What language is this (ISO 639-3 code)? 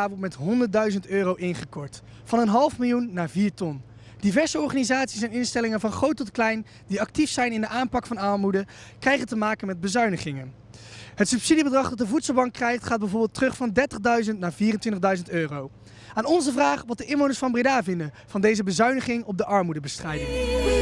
nld